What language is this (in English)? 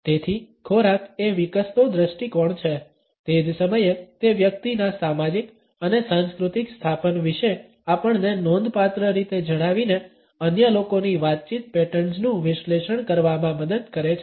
Gujarati